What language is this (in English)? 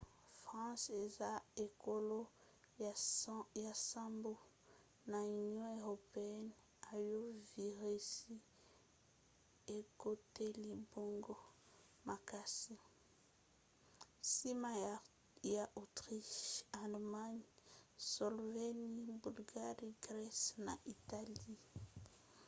Lingala